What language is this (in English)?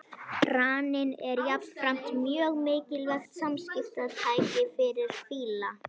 Icelandic